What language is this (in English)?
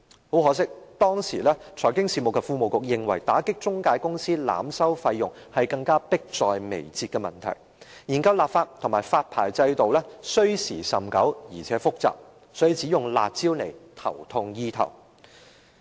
Cantonese